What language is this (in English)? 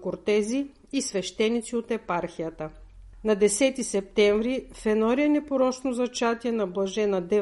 Bulgarian